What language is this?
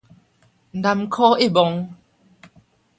Min Nan Chinese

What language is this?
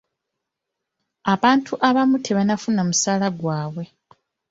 Ganda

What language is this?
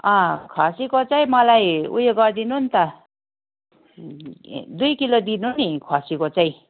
Nepali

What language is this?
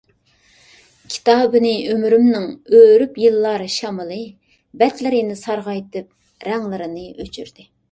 Uyghur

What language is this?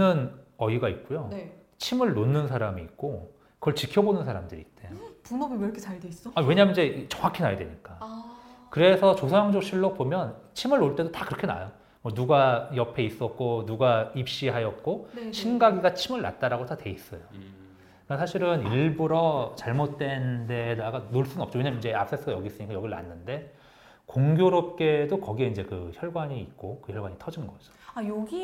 Korean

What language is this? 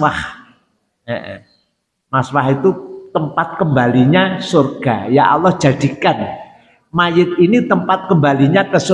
Indonesian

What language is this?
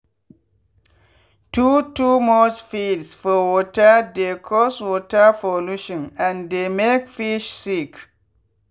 Nigerian Pidgin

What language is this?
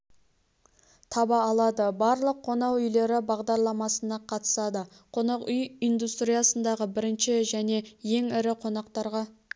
Kazakh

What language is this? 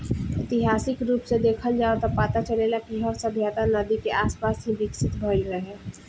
Bhojpuri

